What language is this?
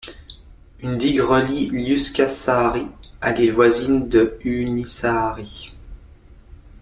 French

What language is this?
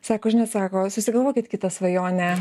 Lithuanian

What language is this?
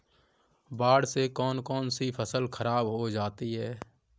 Hindi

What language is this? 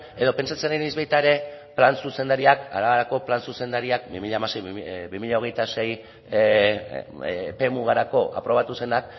Basque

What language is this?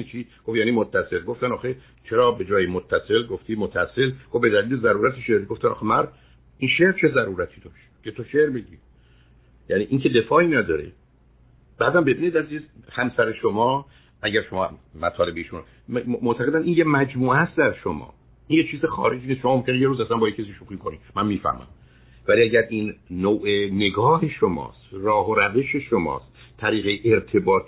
Persian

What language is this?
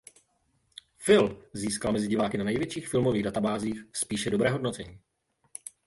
Czech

